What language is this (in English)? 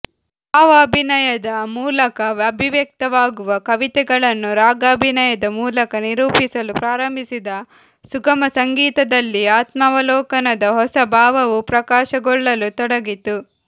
Kannada